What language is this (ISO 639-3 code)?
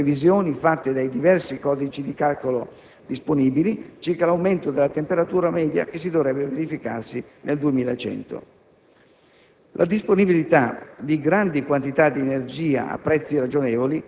ita